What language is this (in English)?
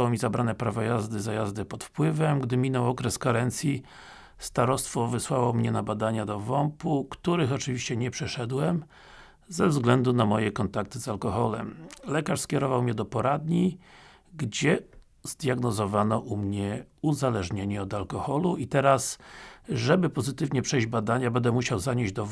Polish